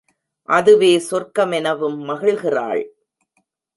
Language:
Tamil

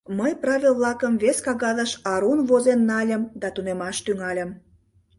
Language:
Mari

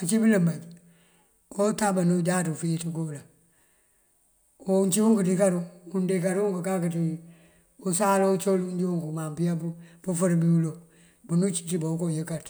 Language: Mandjak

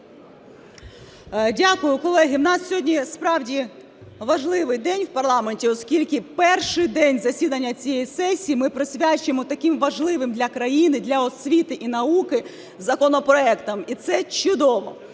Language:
Ukrainian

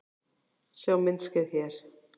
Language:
Icelandic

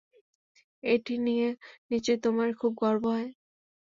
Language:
Bangla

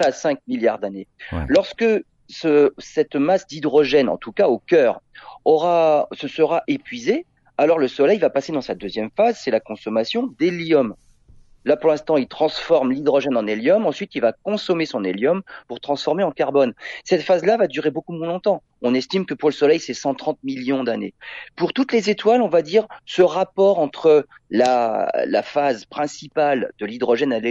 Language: French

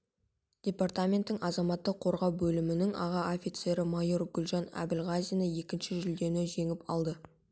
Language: Kazakh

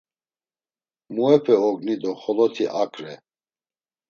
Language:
Laz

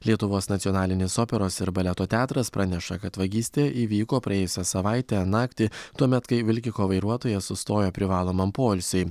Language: Lithuanian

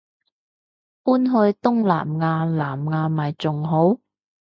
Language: Cantonese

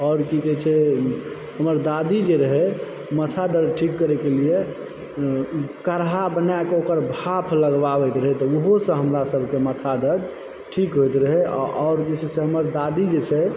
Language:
Maithili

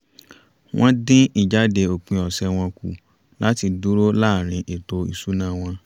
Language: Yoruba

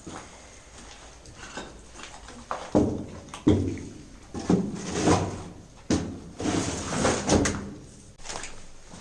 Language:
Italian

